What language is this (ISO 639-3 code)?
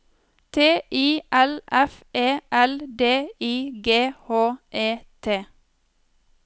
nor